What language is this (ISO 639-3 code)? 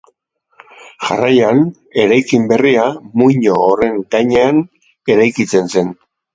eus